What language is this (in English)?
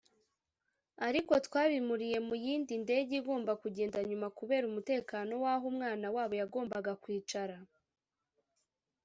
Kinyarwanda